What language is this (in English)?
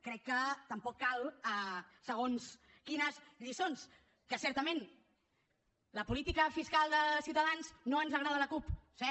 Catalan